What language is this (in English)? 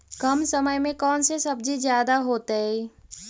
Magahi